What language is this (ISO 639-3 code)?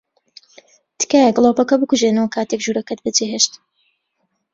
ckb